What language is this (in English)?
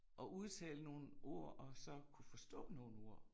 Danish